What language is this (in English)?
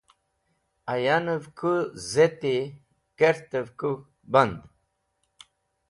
Wakhi